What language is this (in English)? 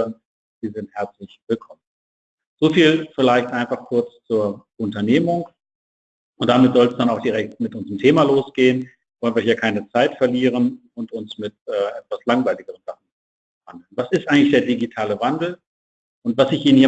German